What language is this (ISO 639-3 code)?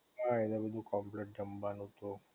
guj